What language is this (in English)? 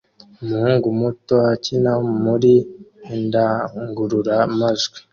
Kinyarwanda